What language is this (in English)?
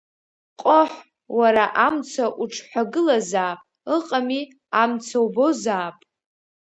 Abkhazian